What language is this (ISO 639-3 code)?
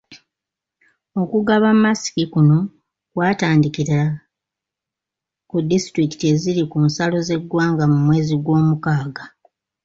lug